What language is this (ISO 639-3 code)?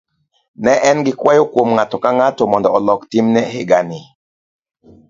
luo